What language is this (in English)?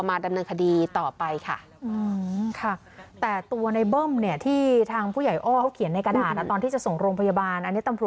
Thai